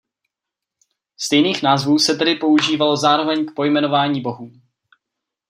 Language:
Czech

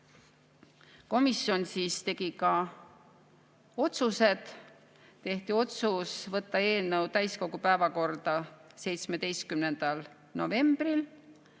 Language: Estonian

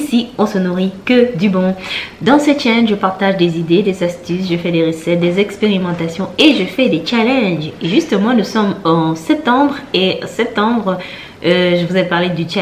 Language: French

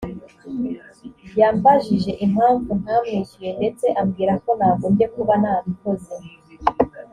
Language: Kinyarwanda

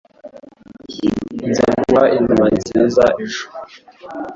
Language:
Kinyarwanda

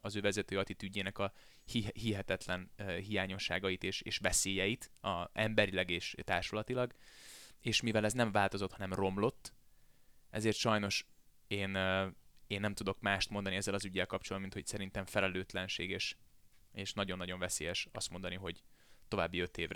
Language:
Hungarian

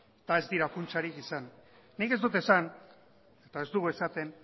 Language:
Basque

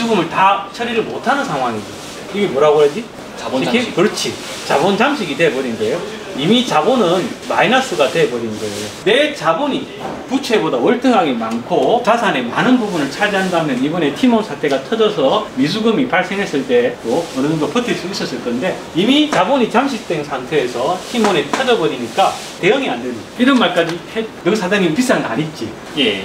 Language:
Korean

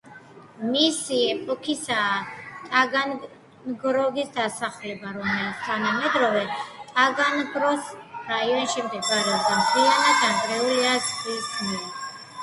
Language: Georgian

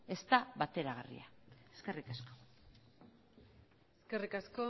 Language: Basque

